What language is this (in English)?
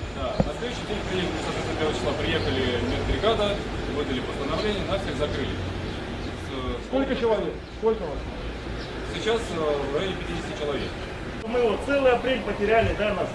Russian